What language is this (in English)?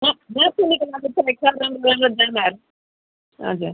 Nepali